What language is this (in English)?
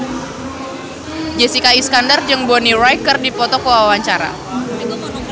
Sundanese